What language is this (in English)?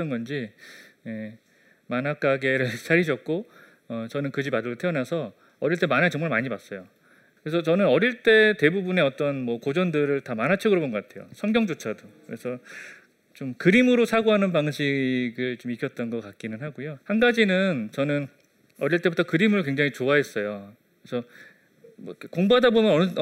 Korean